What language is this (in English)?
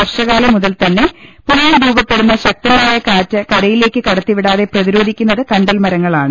Malayalam